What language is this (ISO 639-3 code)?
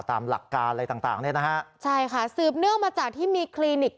tha